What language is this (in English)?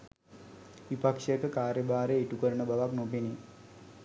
Sinhala